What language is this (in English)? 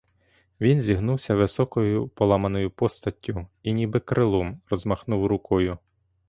Ukrainian